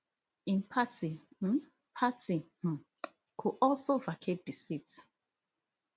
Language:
Nigerian Pidgin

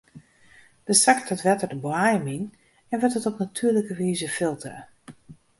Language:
Western Frisian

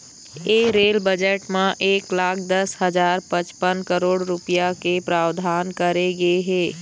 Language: Chhattisgarhi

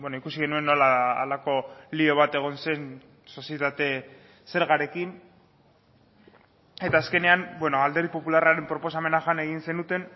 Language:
Basque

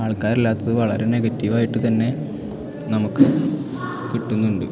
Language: Malayalam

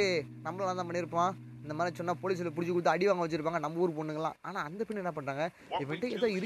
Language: Tamil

